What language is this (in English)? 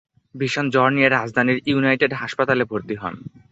Bangla